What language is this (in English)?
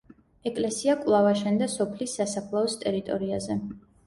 Georgian